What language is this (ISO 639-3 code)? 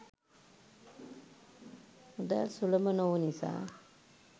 sin